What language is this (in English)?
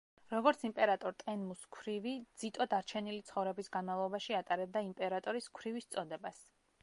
Georgian